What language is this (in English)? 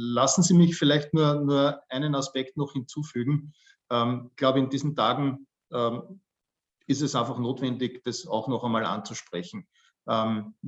German